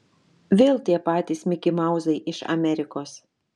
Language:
Lithuanian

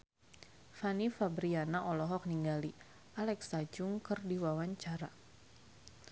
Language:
Sundanese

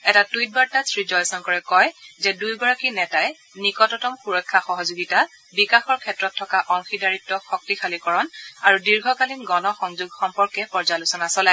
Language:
Assamese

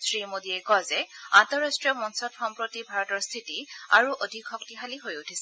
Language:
Assamese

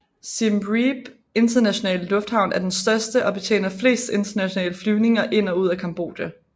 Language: Danish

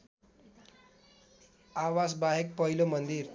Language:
Nepali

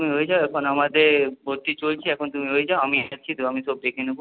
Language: Bangla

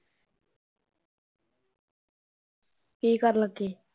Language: Punjabi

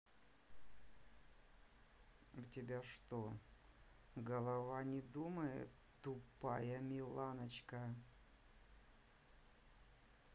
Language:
Russian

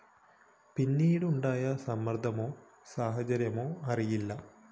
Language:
Malayalam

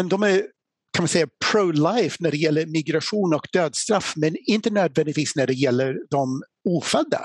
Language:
Swedish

